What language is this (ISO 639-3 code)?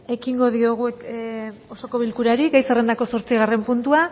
eus